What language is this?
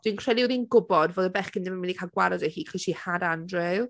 Welsh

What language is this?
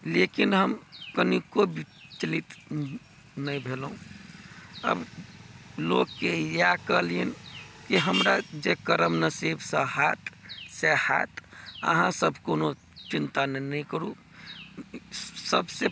Maithili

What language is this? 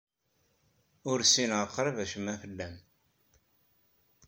Kabyle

